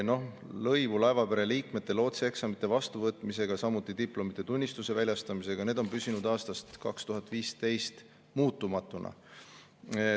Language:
Estonian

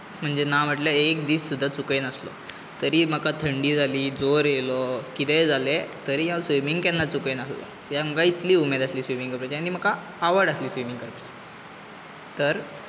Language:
Konkani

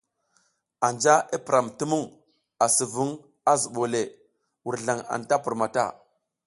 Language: South Giziga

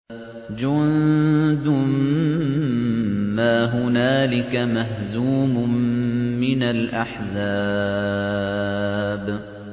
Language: Arabic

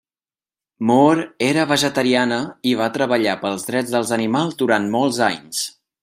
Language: Catalan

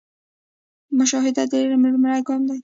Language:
Pashto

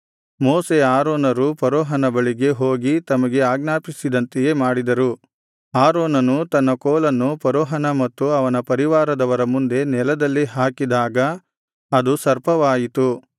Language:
Kannada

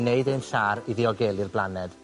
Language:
Welsh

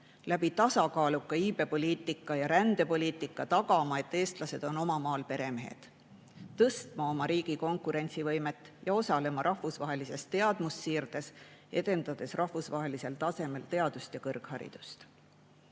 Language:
Estonian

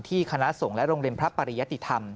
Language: Thai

